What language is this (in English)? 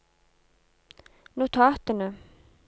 Norwegian